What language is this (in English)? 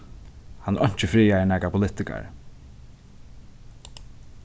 Faroese